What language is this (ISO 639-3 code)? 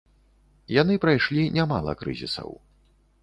bel